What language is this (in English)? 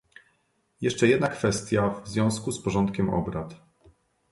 Polish